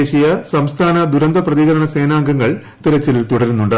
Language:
Malayalam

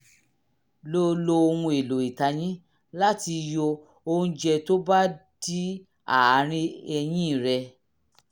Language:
Yoruba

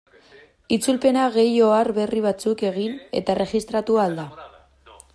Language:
Basque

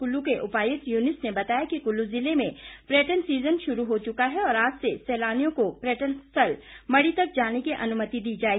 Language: Hindi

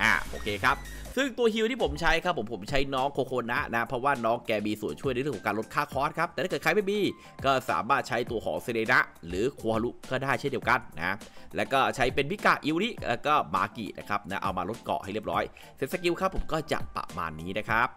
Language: Thai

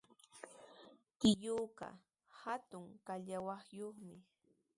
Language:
Sihuas Ancash Quechua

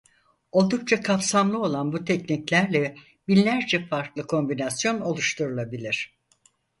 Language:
Turkish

